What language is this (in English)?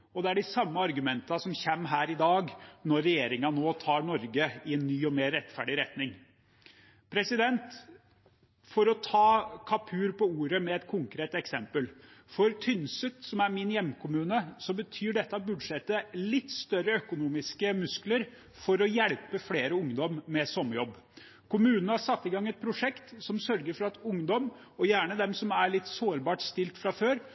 Norwegian Bokmål